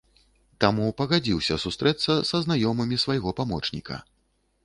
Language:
Belarusian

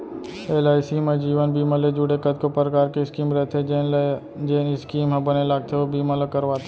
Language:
Chhattisgarhi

